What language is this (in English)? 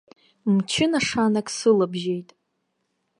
Abkhazian